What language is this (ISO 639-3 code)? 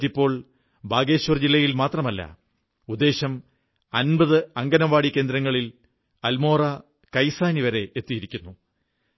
mal